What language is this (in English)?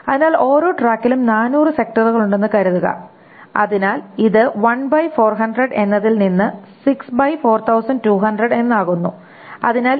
Malayalam